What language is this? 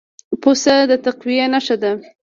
Pashto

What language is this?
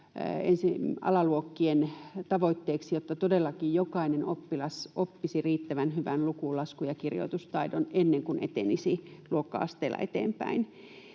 Finnish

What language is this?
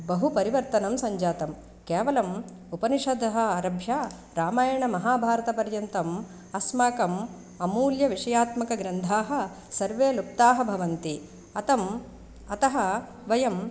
Sanskrit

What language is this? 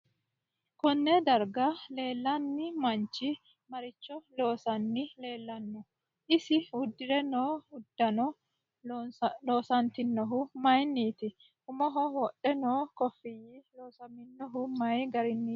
Sidamo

